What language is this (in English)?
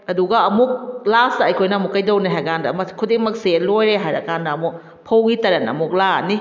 Manipuri